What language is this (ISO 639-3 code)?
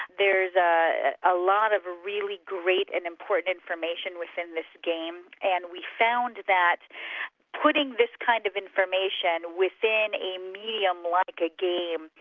eng